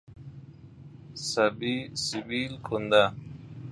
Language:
Persian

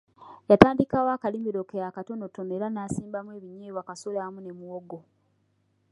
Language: Ganda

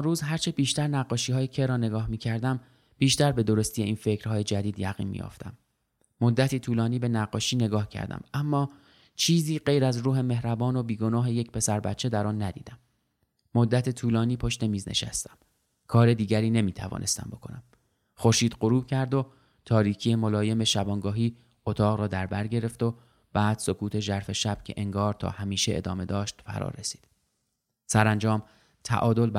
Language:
Persian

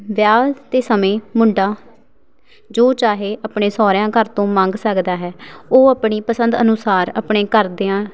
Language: Punjabi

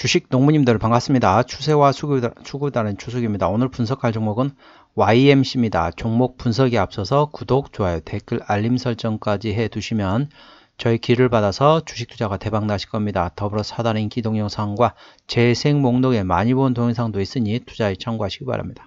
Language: Korean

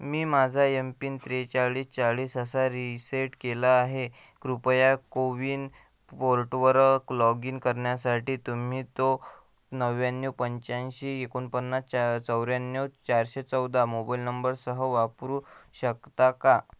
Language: Marathi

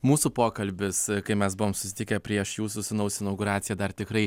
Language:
Lithuanian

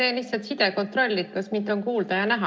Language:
Estonian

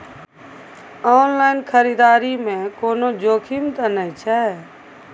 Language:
Maithili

